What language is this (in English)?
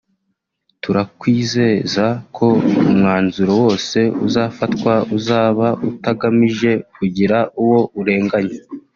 Kinyarwanda